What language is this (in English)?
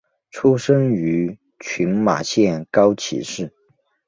Chinese